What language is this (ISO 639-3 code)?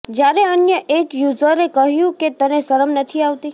guj